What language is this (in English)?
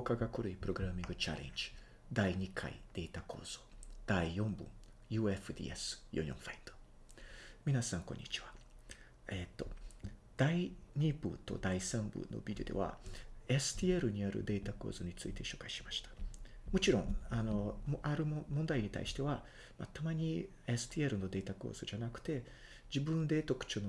Japanese